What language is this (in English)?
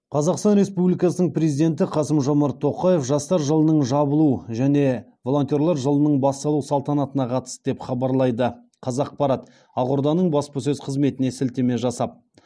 Kazakh